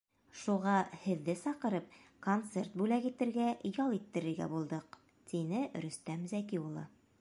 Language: Bashkir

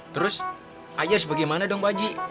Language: Indonesian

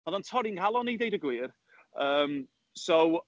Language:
Welsh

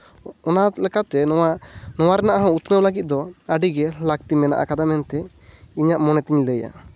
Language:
Santali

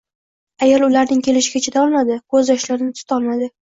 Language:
Uzbek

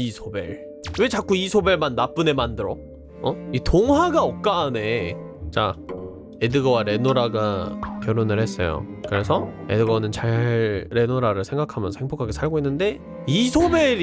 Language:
Korean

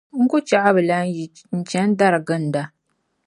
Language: Dagbani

